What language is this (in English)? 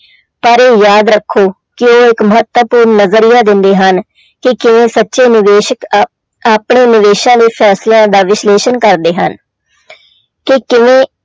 Punjabi